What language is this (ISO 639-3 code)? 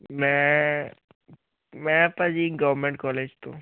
pan